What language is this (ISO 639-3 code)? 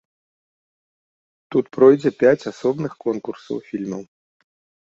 bel